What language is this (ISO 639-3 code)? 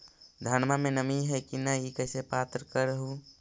mag